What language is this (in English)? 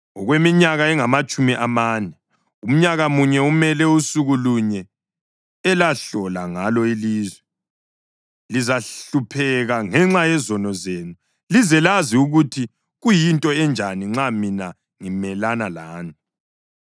North Ndebele